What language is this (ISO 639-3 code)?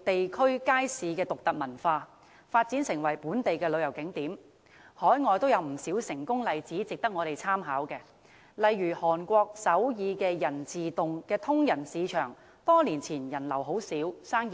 yue